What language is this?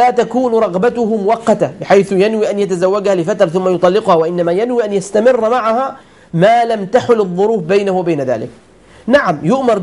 Arabic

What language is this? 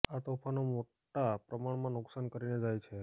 Gujarati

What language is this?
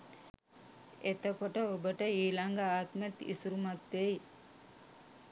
Sinhala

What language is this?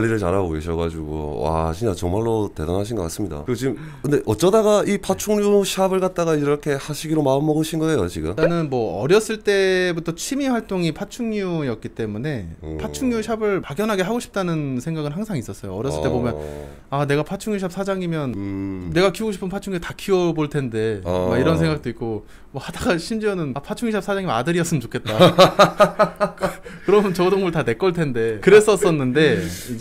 Korean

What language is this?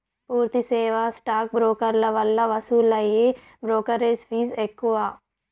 Telugu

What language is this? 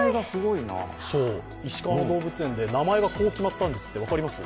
Japanese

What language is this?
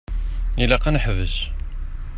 Kabyle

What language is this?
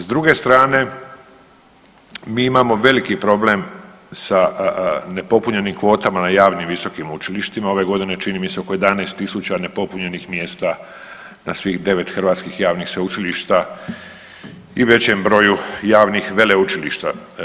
Croatian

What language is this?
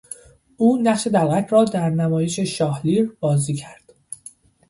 Persian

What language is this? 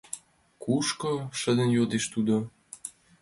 Mari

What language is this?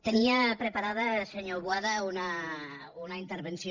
Catalan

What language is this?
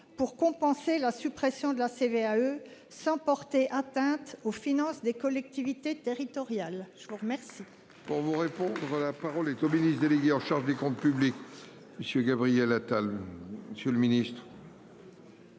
French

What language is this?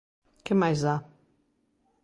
Galician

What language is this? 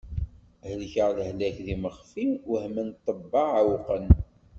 Kabyle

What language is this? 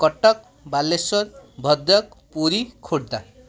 Odia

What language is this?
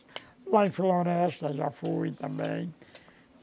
Portuguese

